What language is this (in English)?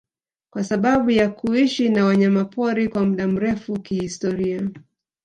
Swahili